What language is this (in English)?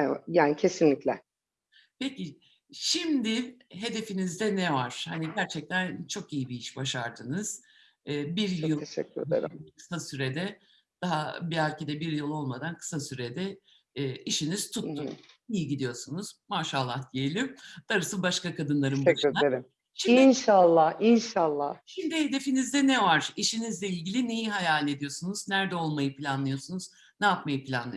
Turkish